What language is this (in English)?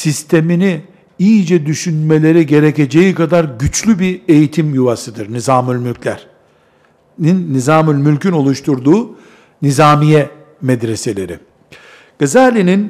Turkish